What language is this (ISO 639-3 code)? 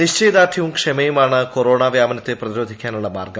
mal